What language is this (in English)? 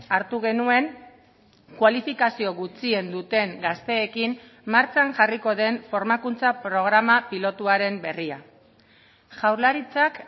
Basque